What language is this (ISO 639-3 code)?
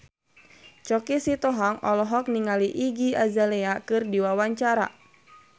sun